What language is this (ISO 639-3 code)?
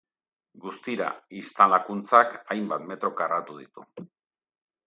eus